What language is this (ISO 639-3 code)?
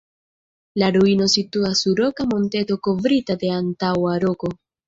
epo